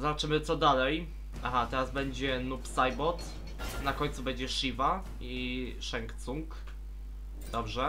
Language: Polish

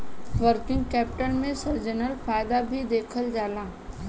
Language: Bhojpuri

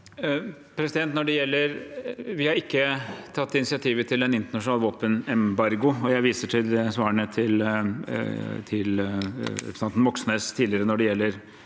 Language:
Norwegian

